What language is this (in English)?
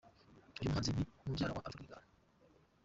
Kinyarwanda